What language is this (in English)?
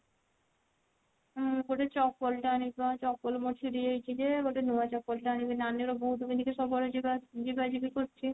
Odia